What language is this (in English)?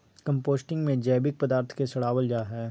Magahi